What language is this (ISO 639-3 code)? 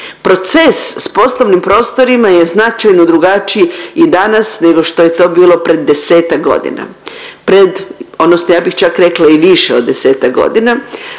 hrv